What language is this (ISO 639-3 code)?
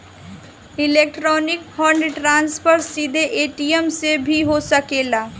bho